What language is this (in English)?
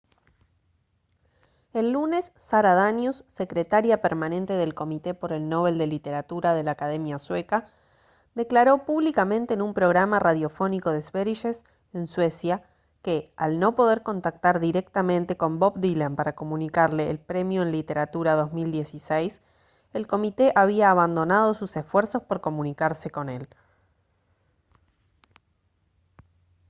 Spanish